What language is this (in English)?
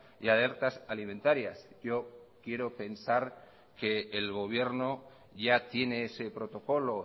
Spanish